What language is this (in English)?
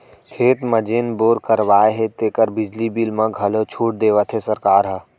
Chhattisgarhi